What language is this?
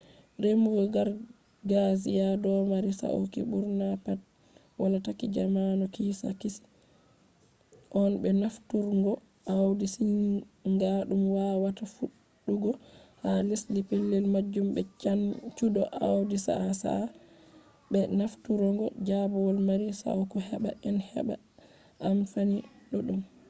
Fula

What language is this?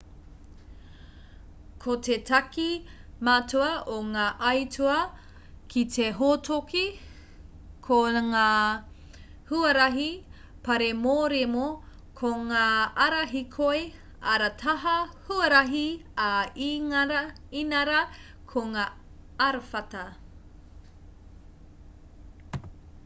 Māori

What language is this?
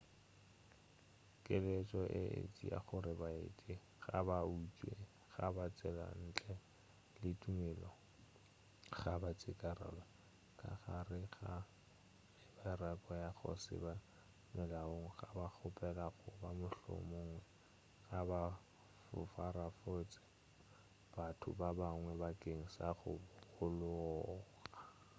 Northern Sotho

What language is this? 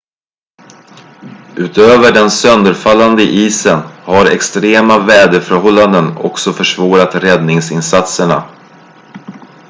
Swedish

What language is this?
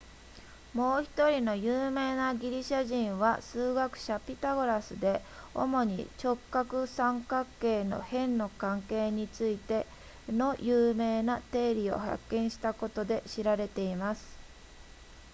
Japanese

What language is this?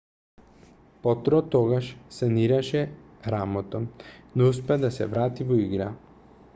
Macedonian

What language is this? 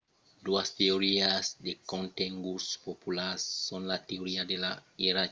Occitan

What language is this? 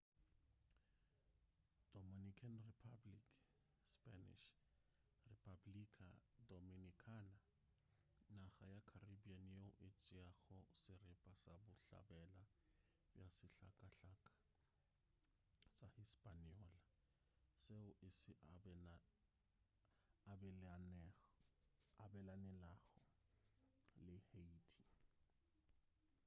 Northern Sotho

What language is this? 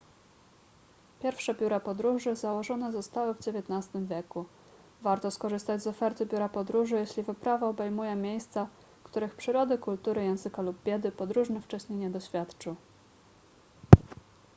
Polish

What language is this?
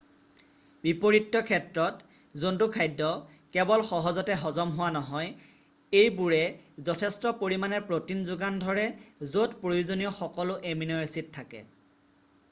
Assamese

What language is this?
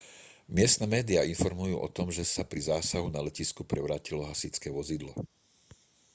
Slovak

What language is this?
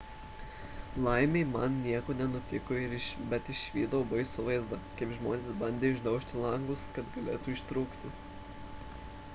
Lithuanian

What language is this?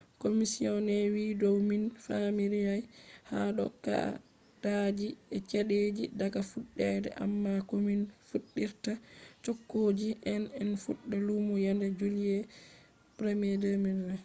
Fula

